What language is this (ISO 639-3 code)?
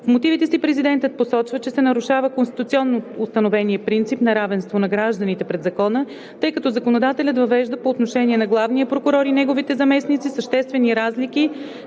bul